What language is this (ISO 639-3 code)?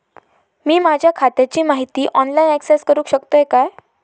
mar